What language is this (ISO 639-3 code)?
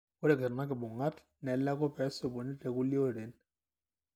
mas